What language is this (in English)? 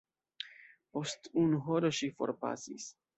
Esperanto